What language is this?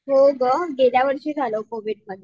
Marathi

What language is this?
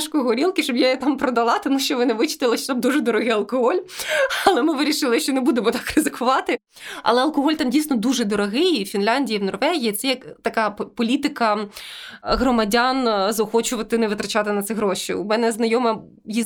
Ukrainian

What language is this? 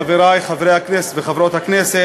Hebrew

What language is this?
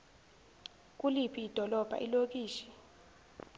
Zulu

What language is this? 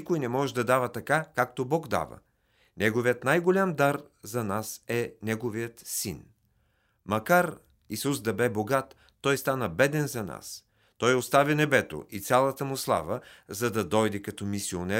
Bulgarian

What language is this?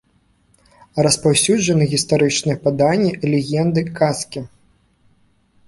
Belarusian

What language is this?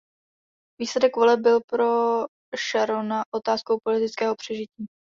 Czech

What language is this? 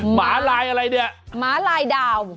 Thai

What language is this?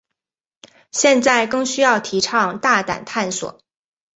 Chinese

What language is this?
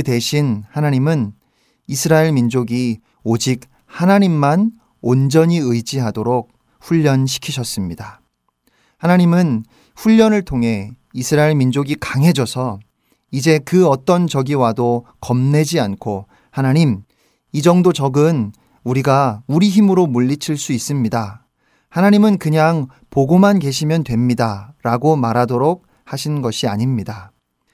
Korean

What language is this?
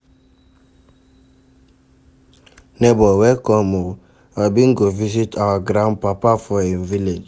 Nigerian Pidgin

